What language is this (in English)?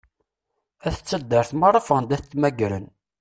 Kabyle